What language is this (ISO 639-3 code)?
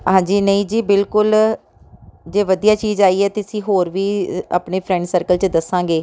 pan